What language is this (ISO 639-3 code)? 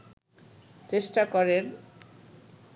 ben